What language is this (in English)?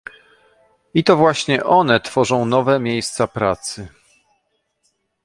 Polish